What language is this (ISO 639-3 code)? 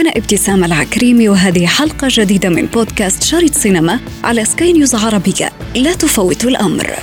ara